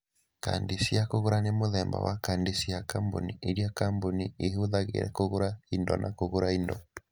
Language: Kikuyu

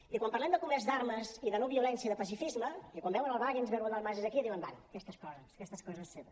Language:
Catalan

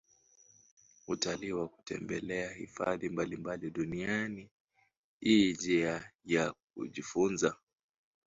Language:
Swahili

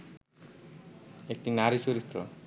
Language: Bangla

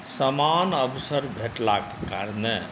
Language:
Maithili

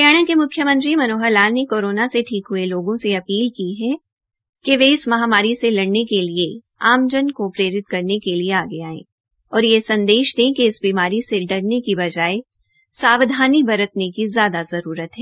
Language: Hindi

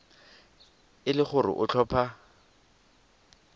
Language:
Tswana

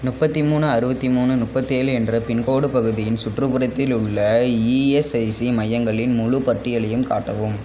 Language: Tamil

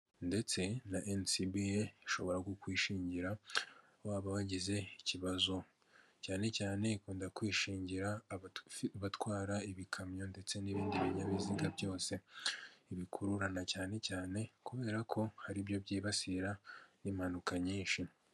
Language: Kinyarwanda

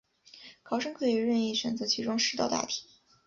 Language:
Chinese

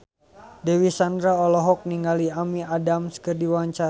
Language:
Sundanese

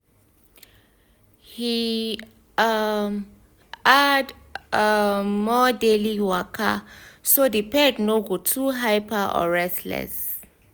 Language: Nigerian Pidgin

